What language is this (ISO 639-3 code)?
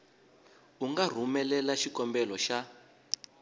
tso